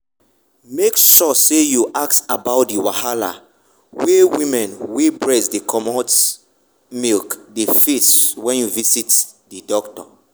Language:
Nigerian Pidgin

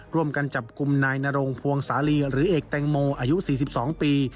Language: Thai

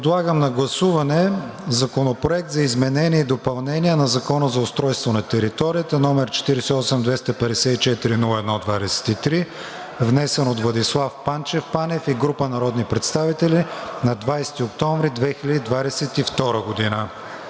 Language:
Bulgarian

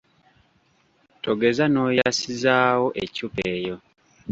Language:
Ganda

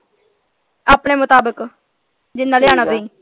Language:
Punjabi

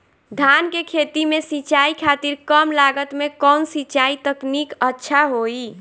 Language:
Bhojpuri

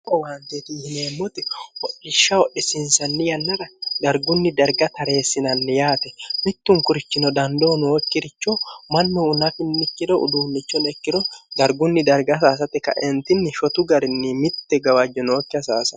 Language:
Sidamo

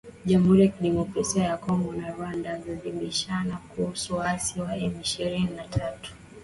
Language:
Swahili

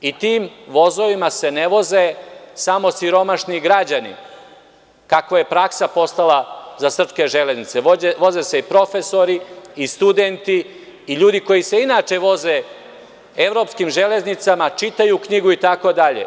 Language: Serbian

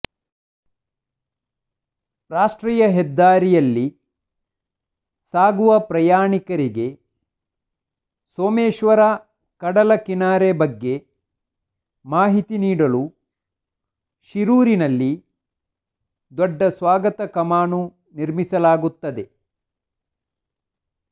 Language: Kannada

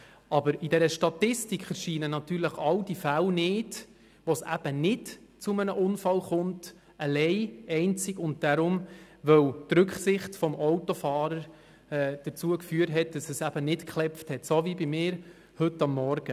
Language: Swiss German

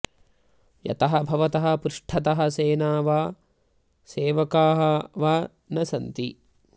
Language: Sanskrit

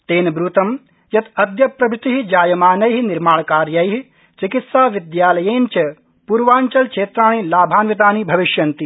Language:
Sanskrit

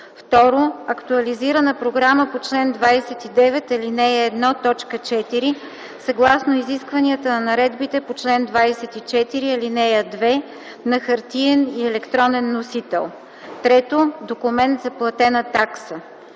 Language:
Bulgarian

